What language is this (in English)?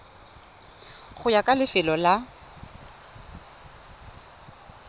Tswana